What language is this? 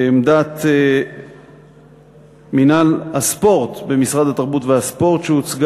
Hebrew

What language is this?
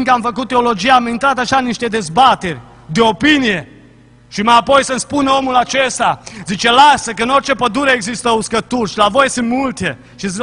Romanian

